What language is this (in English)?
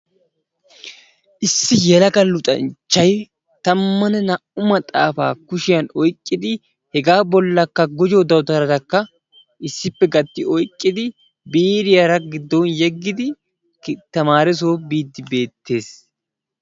Wolaytta